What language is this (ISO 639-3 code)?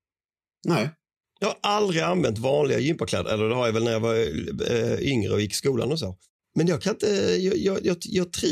swe